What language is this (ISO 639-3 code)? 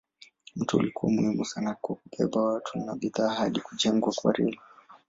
swa